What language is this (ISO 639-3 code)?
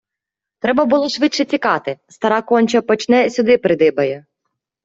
ukr